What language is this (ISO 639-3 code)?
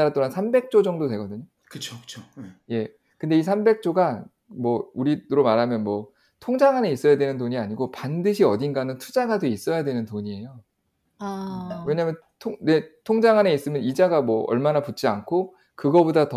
kor